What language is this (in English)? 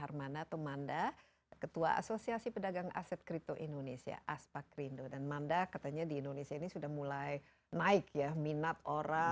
Indonesian